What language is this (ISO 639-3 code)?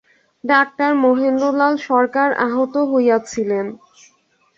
ben